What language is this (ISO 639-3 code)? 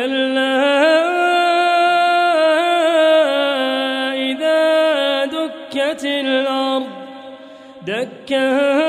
ara